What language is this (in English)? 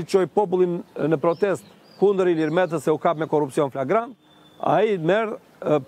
Romanian